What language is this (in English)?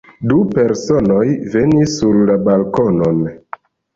Esperanto